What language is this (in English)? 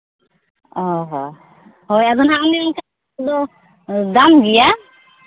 Santali